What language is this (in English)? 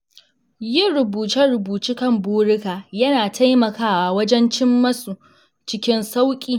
Hausa